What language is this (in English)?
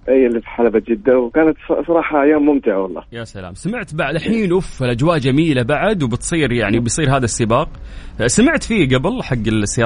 Arabic